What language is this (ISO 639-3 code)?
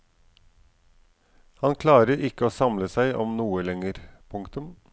nor